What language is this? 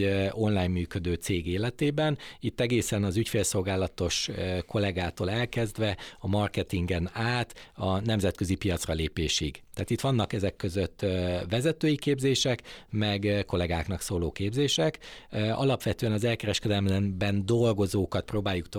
Hungarian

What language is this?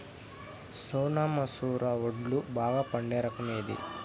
Telugu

